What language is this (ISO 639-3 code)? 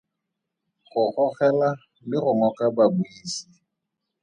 tsn